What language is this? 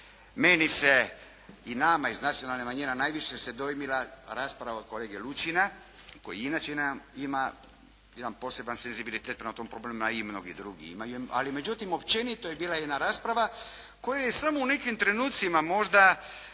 Croatian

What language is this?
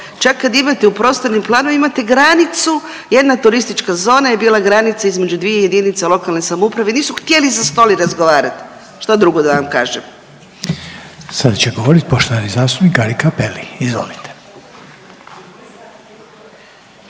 Croatian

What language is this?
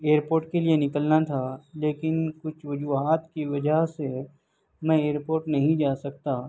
Urdu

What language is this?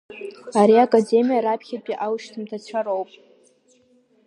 Abkhazian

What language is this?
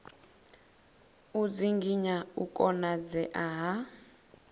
Venda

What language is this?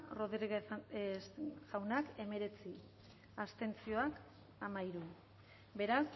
Basque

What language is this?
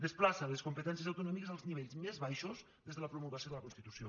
Catalan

